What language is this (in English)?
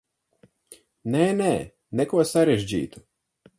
Latvian